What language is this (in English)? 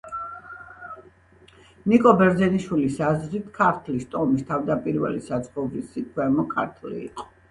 Georgian